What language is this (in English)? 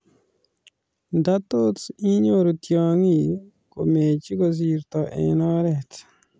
Kalenjin